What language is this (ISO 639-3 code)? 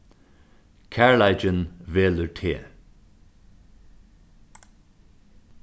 fao